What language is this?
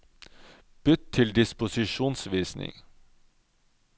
Norwegian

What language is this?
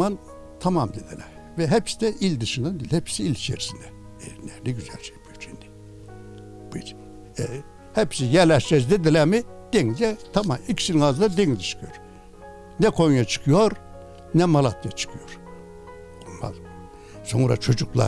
Turkish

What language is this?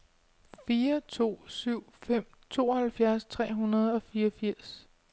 Danish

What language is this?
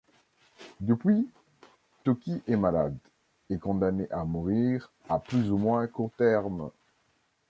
French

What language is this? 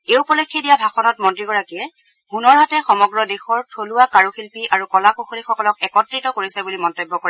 Assamese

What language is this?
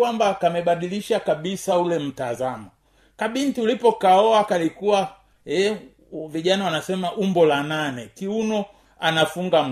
Swahili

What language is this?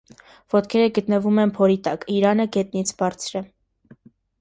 Armenian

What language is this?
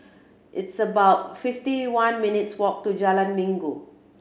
English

